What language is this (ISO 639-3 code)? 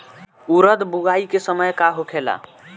bho